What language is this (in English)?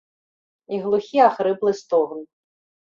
Belarusian